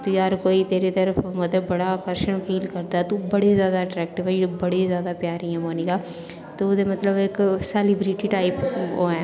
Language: Dogri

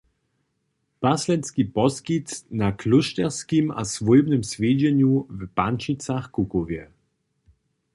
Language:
Upper Sorbian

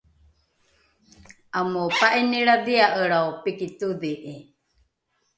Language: Rukai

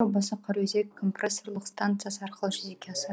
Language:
Kazakh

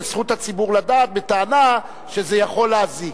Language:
Hebrew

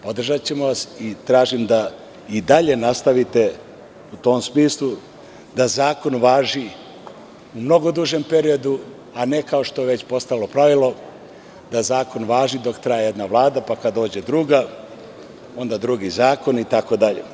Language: Serbian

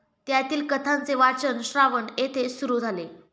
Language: Marathi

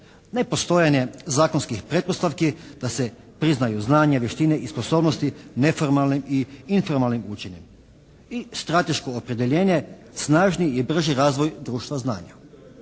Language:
Croatian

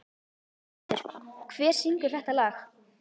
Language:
Icelandic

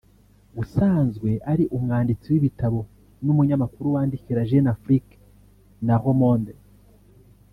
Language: Kinyarwanda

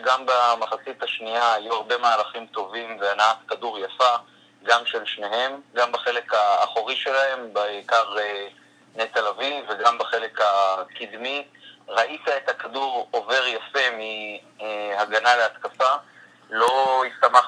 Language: Hebrew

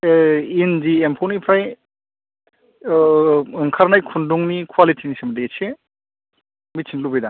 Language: Bodo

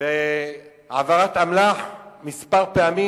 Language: Hebrew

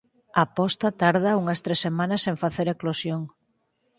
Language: Galician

